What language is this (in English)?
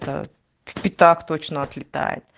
Russian